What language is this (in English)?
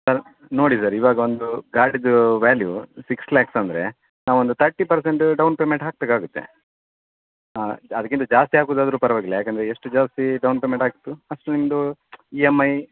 Kannada